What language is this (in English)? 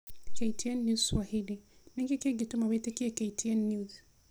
Kikuyu